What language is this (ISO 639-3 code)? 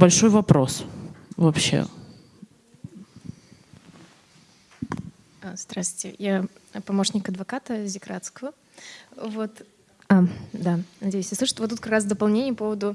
rus